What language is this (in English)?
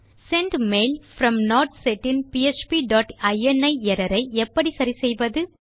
Tamil